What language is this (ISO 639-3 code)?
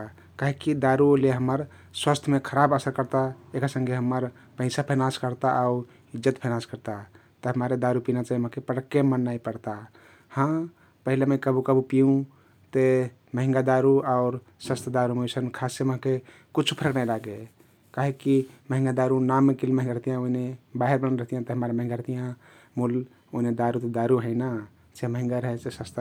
tkt